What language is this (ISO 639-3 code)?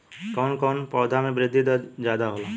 bho